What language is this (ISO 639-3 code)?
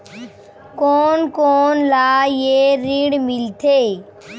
hne